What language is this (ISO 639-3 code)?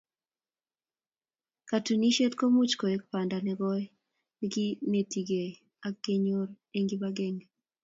kln